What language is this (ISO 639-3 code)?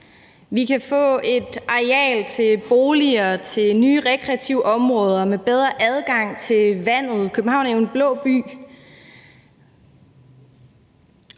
dan